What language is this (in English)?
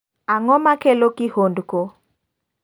Luo (Kenya and Tanzania)